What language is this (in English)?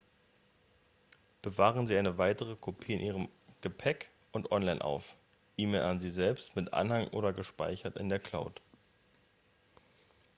German